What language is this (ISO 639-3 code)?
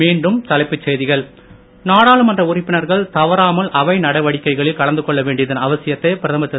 tam